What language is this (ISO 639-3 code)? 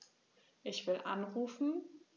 deu